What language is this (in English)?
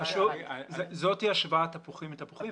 Hebrew